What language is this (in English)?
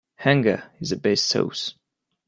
English